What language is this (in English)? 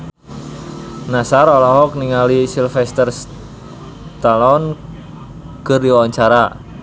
Sundanese